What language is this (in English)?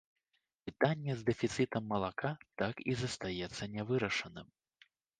Belarusian